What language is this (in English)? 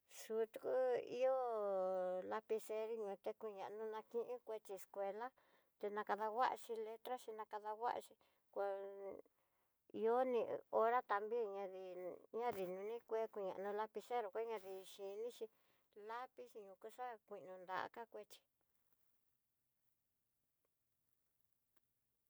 Tidaá Mixtec